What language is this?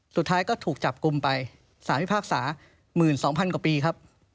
Thai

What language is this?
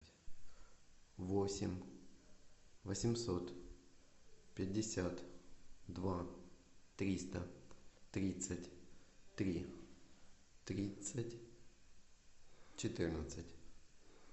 Russian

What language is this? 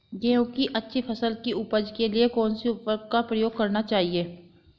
Hindi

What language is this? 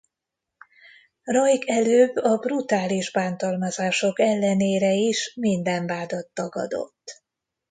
Hungarian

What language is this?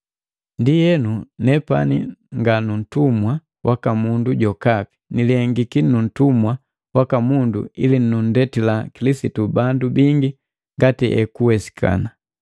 Matengo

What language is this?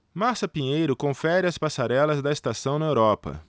Portuguese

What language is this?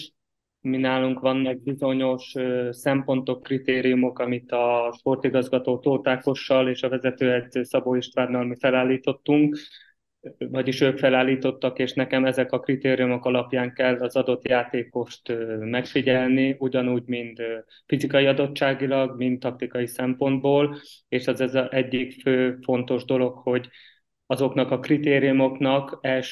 Hungarian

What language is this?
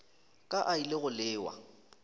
Northern Sotho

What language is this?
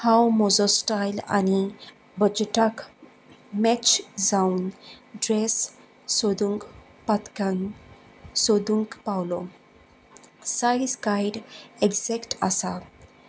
Konkani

